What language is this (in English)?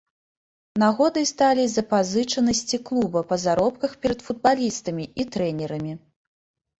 Belarusian